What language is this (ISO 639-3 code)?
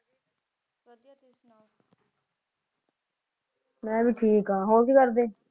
pan